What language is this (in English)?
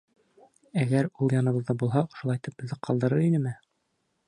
Bashkir